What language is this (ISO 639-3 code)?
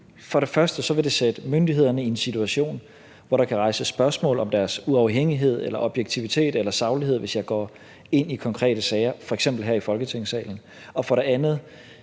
dan